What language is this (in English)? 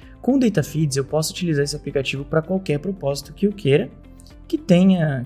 Portuguese